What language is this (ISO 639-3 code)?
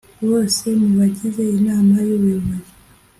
kin